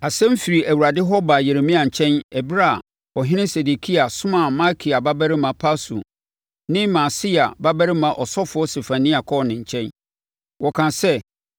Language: Akan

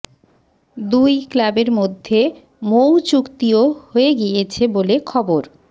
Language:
Bangla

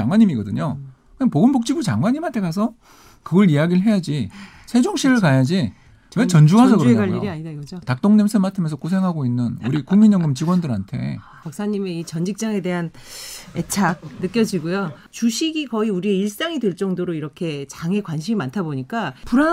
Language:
Korean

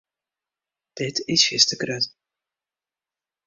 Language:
Western Frisian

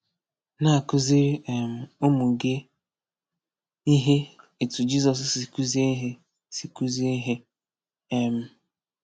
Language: Igbo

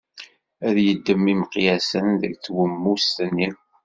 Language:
Kabyle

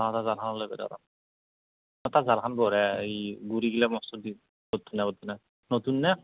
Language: Assamese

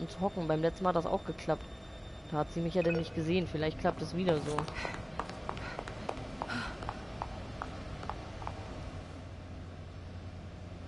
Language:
German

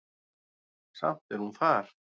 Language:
Icelandic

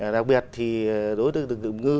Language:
Vietnamese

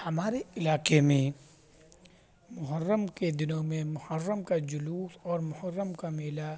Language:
Urdu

